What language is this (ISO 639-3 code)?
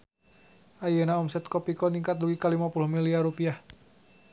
sun